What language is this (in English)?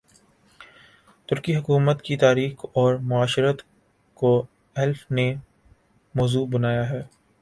Urdu